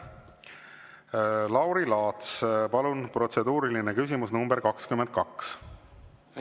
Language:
Estonian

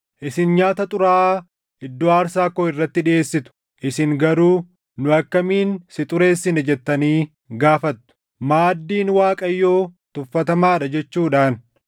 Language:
Oromo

